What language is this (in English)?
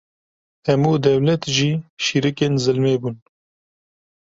Kurdish